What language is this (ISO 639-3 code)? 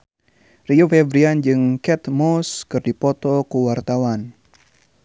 sun